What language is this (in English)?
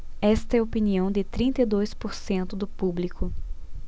Portuguese